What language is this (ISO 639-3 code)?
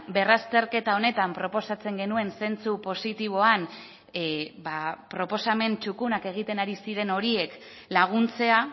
eus